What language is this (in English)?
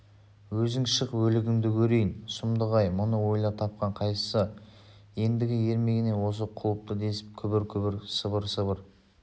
Kazakh